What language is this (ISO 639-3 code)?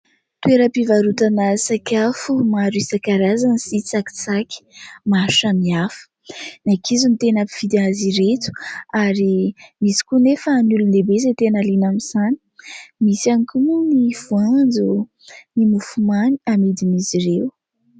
mlg